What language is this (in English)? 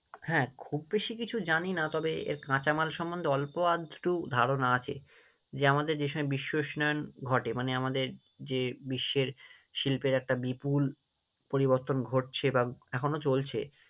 Bangla